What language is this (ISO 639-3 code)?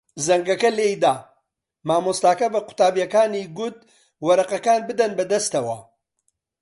ckb